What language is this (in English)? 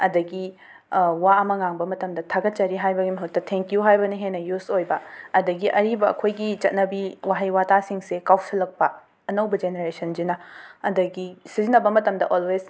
Manipuri